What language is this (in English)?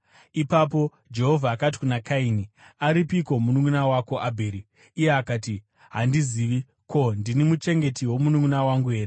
Shona